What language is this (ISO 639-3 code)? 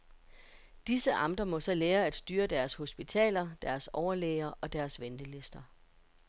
dan